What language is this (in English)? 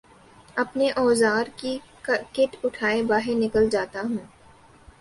Urdu